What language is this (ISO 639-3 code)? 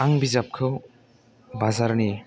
brx